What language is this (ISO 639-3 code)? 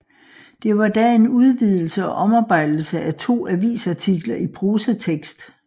dan